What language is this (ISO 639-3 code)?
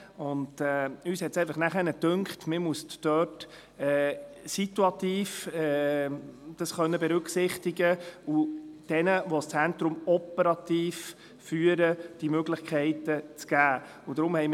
gsw